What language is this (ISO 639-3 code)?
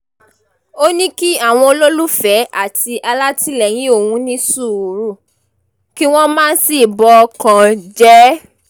yor